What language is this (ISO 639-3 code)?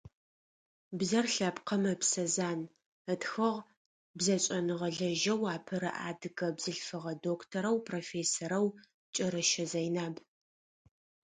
ady